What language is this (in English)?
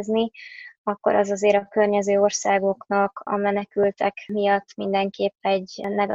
Hungarian